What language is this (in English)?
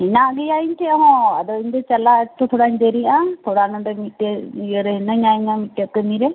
Santali